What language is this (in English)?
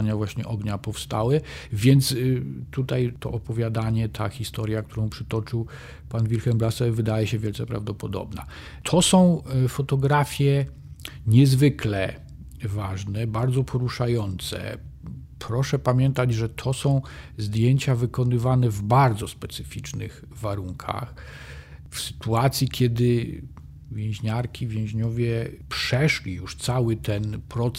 Polish